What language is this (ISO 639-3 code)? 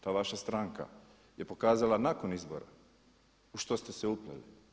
hrv